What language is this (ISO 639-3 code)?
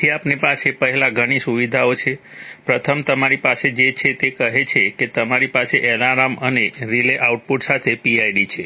guj